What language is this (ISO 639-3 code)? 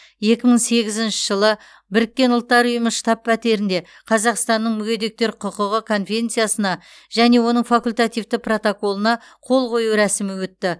kaz